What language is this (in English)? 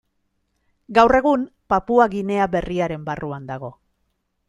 Basque